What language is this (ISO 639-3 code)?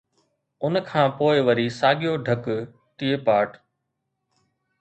snd